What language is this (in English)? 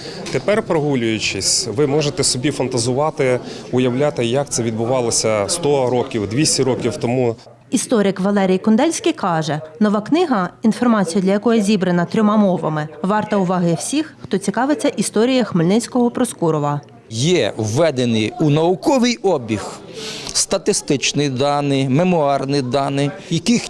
Ukrainian